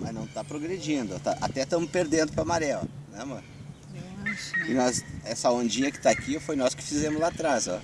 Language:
Portuguese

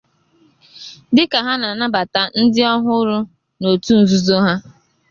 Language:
Igbo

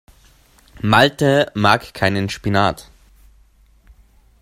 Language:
German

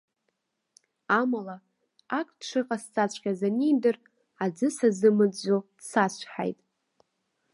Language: Abkhazian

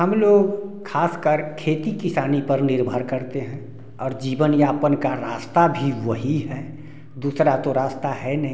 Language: Hindi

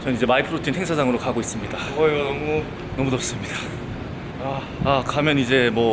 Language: Korean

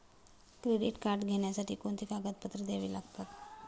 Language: Marathi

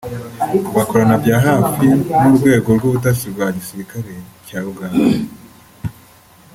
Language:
Kinyarwanda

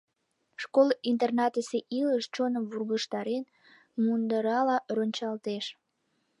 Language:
Mari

